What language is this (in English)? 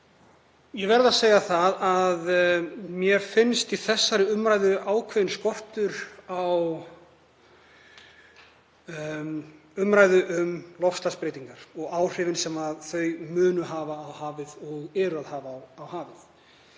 Icelandic